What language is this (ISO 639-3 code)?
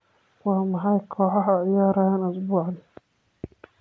som